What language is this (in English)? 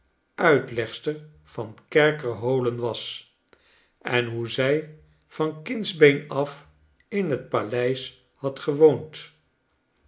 Dutch